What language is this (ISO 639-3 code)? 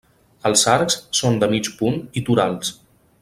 cat